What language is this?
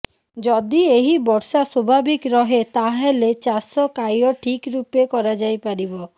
Odia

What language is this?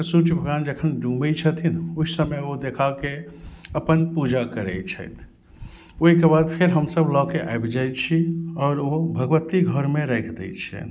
Maithili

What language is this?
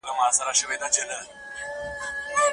Pashto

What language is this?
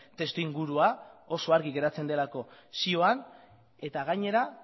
Basque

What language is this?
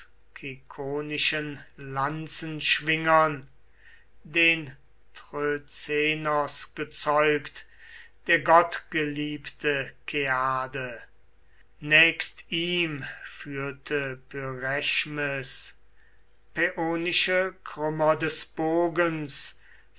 German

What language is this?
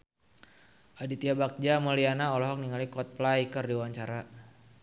Sundanese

